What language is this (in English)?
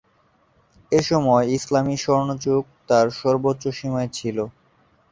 Bangla